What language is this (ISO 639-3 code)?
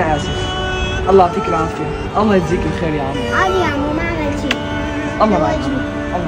ara